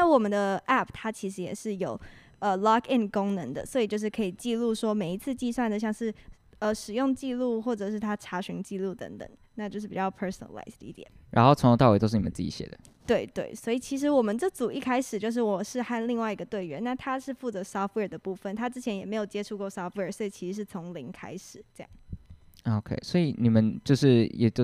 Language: Chinese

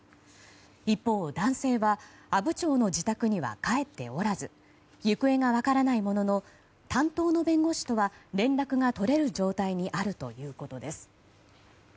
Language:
Japanese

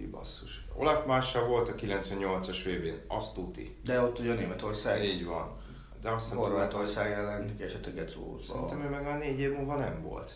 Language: Hungarian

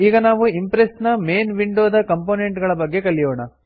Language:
Kannada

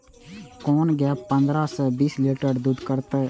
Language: Maithili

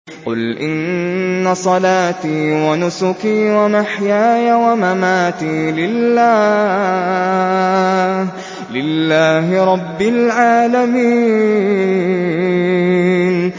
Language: Arabic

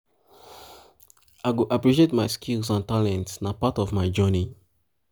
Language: Nigerian Pidgin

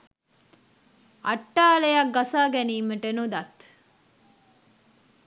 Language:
Sinhala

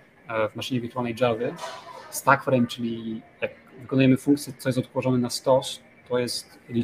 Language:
Polish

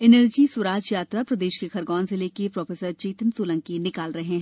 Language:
Hindi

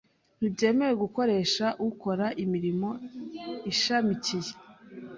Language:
Kinyarwanda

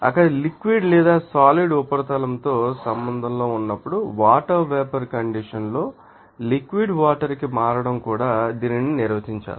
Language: Telugu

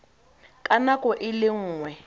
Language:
Tswana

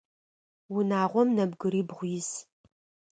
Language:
Adyghe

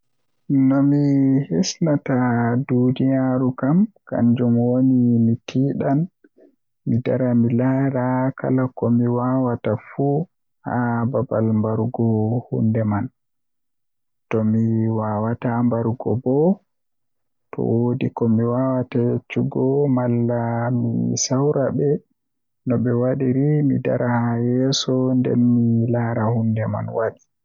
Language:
Western Niger Fulfulde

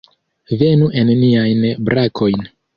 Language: Esperanto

